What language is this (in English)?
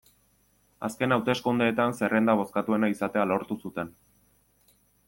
Basque